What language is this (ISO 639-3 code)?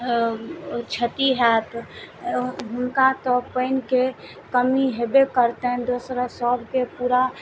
mai